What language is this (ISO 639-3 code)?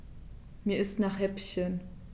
deu